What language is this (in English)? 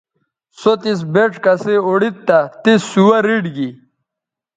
Bateri